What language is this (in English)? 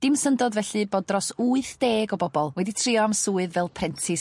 Welsh